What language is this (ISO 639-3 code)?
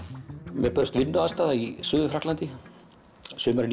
isl